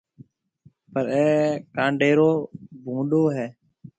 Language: Marwari (Pakistan)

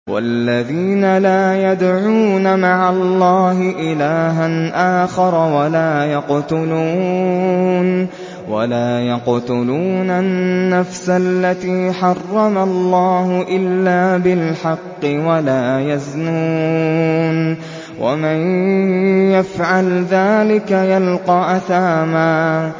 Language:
Arabic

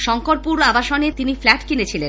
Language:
Bangla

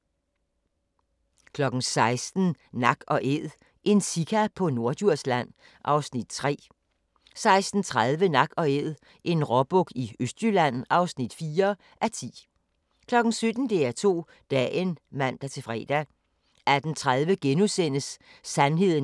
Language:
Danish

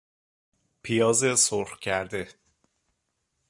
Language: Persian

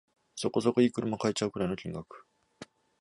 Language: Japanese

